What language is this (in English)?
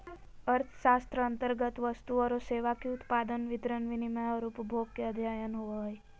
Magahi